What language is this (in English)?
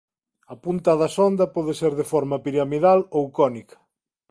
Galician